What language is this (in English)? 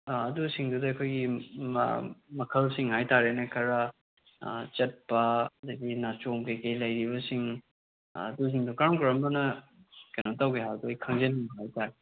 Manipuri